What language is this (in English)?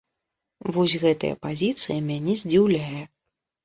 Belarusian